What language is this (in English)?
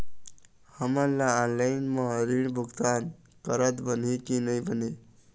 Chhattisgarhi